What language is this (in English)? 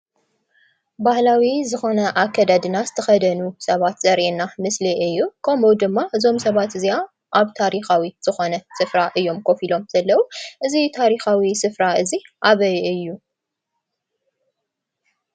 Tigrinya